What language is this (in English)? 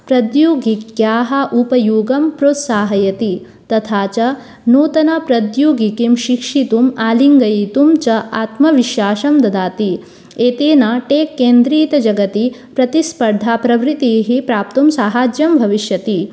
Sanskrit